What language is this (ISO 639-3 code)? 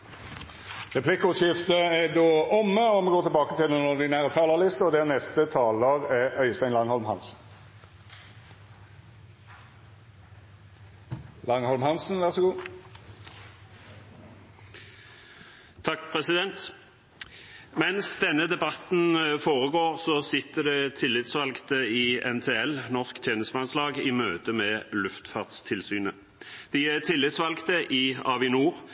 nor